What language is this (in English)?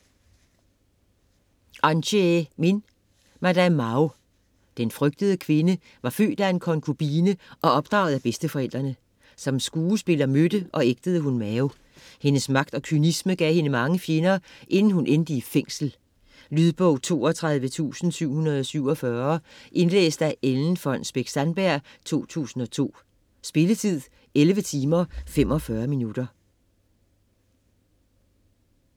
Danish